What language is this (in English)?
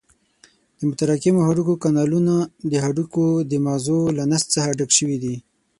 Pashto